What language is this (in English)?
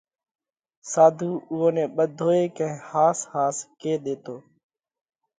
Parkari Koli